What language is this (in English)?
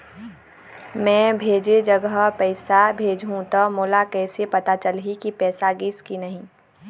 Chhattisgarhi